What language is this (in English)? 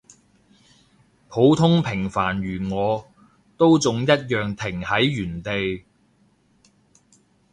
Cantonese